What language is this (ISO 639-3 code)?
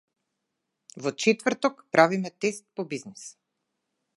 mkd